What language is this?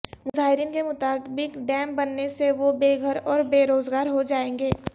Urdu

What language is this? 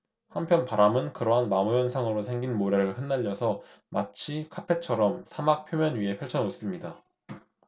Korean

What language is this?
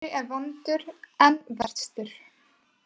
Icelandic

